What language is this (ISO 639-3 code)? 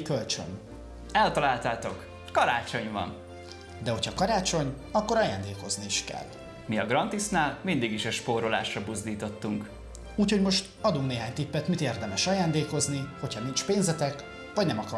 hun